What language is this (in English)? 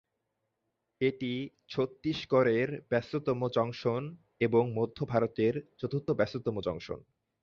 Bangla